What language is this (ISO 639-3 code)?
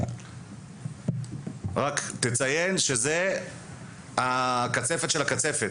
heb